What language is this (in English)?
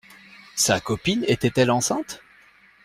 French